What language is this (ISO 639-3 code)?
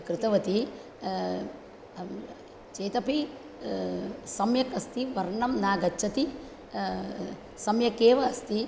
san